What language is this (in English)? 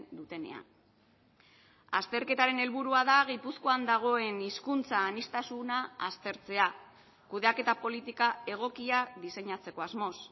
Basque